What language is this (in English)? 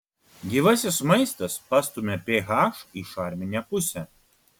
Lithuanian